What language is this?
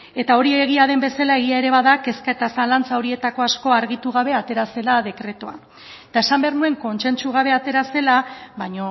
Basque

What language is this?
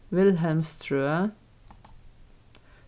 Faroese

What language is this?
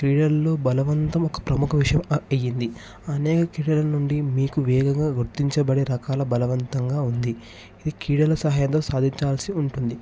Telugu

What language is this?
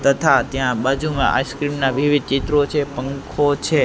Gujarati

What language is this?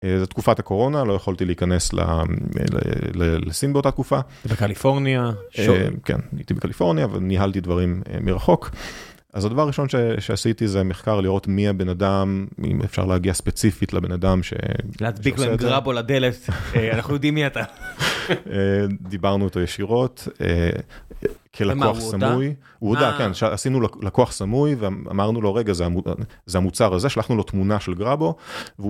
Hebrew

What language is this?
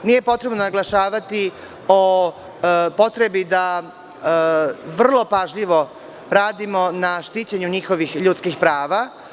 Serbian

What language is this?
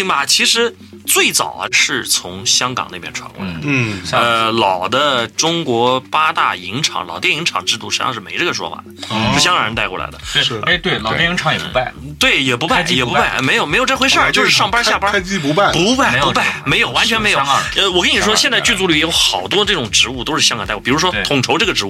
Chinese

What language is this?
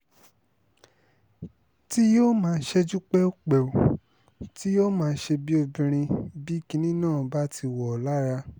Yoruba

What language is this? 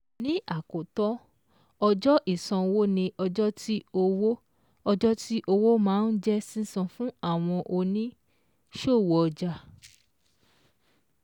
Yoruba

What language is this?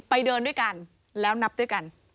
Thai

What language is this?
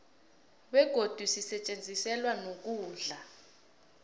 South Ndebele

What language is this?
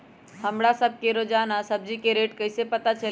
Magahi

